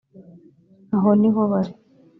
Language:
Kinyarwanda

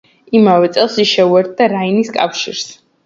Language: Georgian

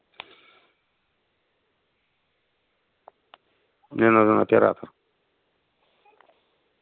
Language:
Russian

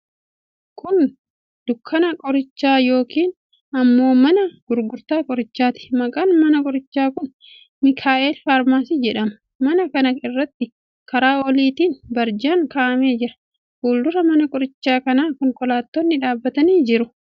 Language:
Oromo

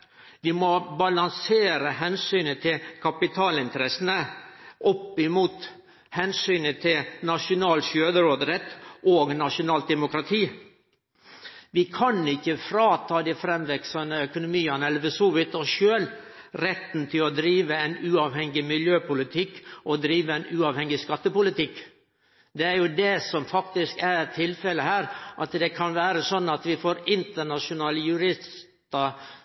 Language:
Norwegian Nynorsk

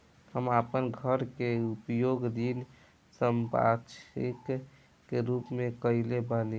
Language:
Bhojpuri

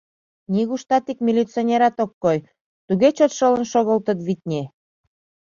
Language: Mari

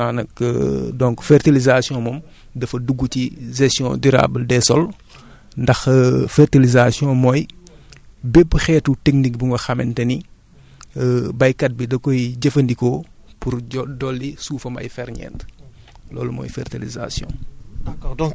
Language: Wolof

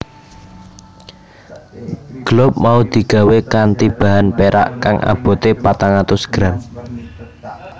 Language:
Javanese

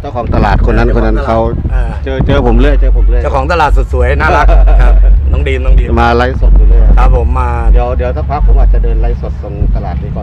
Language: Thai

